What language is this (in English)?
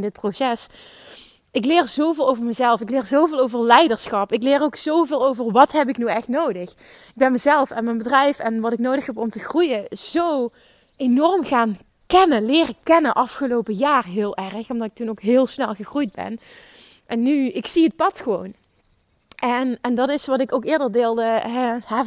Dutch